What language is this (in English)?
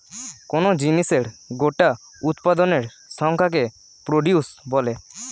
Bangla